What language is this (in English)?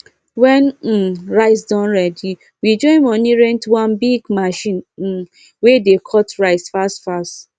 Nigerian Pidgin